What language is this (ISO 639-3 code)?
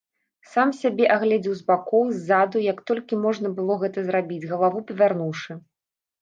bel